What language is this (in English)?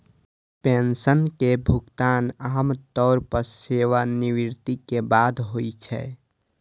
Maithili